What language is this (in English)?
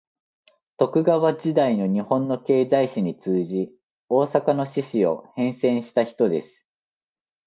Japanese